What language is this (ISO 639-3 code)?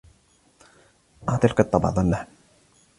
ara